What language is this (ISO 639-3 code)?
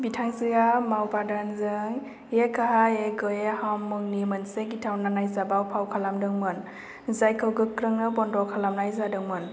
brx